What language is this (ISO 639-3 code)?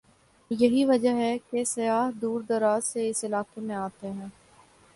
urd